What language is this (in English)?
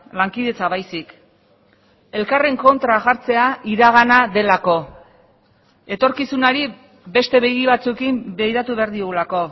Basque